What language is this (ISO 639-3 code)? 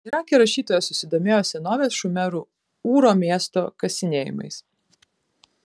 lit